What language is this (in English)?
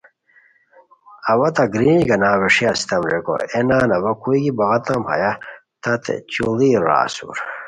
Khowar